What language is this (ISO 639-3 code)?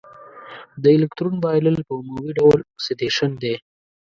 pus